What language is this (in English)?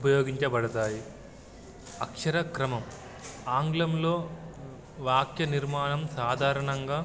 Telugu